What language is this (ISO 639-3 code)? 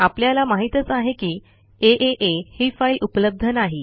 mar